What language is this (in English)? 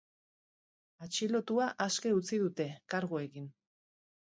Basque